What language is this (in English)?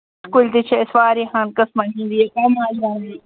Kashmiri